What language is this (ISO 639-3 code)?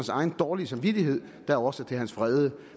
dan